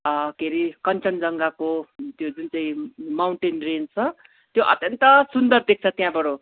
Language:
Nepali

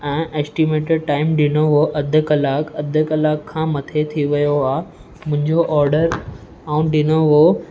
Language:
Sindhi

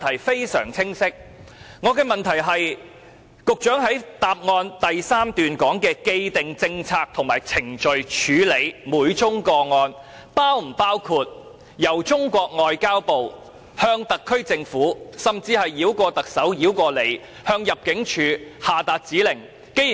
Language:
Cantonese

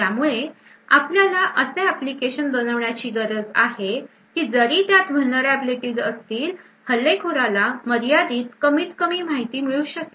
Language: Marathi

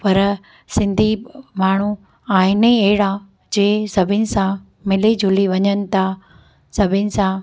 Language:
Sindhi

